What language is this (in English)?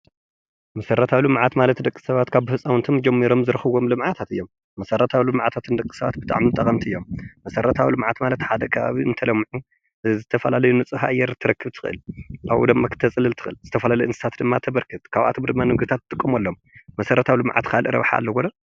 Tigrinya